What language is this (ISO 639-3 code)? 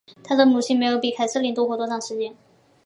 zho